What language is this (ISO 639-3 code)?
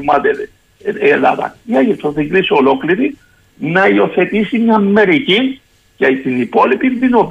ell